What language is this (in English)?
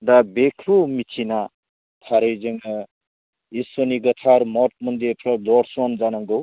Bodo